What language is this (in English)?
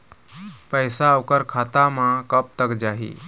Chhattisgarhi